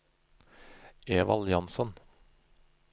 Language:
Norwegian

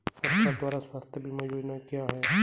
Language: Hindi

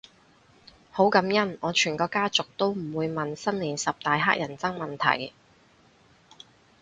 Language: Cantonese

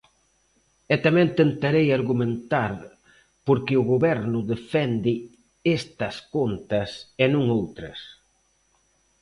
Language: Galician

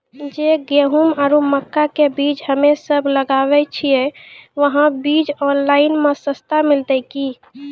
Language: Maithili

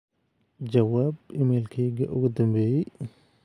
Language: Somali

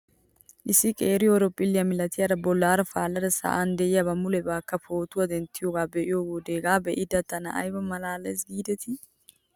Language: Wolaytta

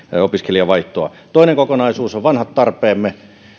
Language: Finnish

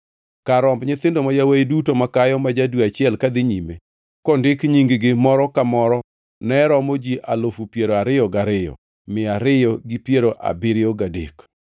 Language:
Luo (Kenya and Tanzania)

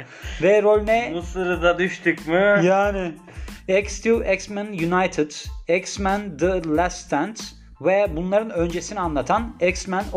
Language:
Turkish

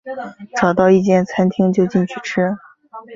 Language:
Chinese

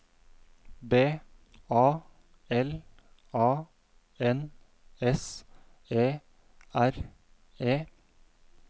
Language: Norwegian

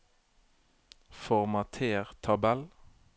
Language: Norwegian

